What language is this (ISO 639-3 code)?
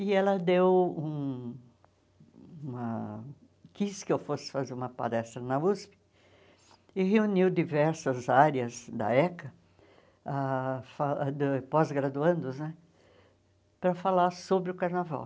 por